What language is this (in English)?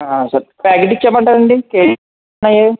Telugu